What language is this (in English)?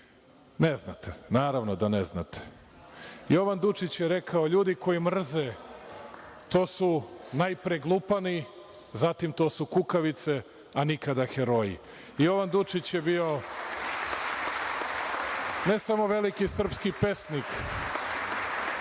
Serbian